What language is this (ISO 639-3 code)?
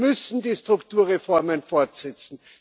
deu